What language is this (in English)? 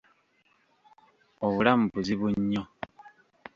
Ganda